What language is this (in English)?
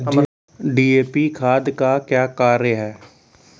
Maithili